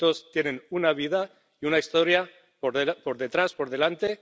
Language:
Spanish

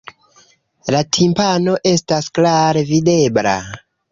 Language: Esperanto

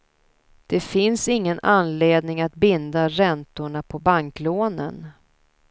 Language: Swedish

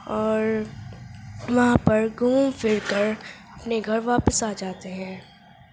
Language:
Urdu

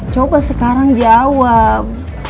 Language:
Indonesian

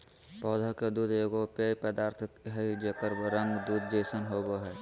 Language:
Magahi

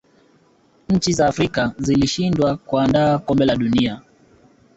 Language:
Swahili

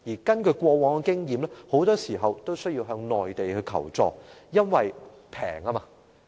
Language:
Cantonese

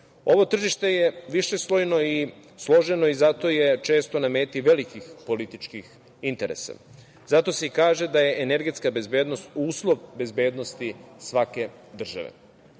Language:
Serbian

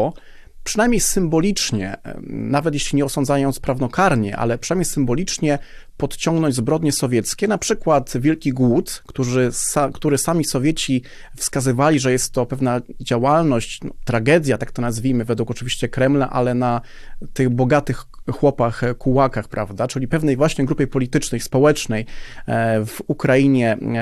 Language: Polish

